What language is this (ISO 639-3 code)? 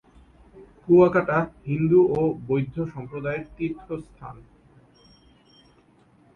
ben